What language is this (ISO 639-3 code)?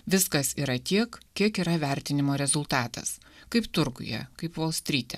lit